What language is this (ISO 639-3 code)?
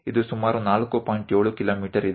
kan